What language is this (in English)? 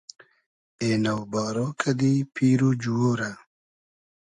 Hazaragi